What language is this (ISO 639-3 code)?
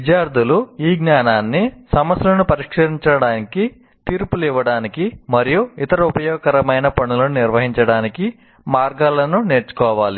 tel